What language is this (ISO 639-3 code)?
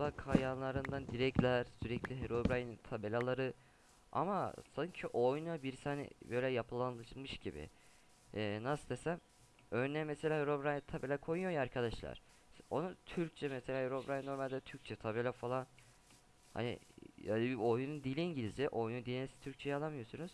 tur